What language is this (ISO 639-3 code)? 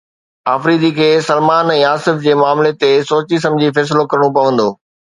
snd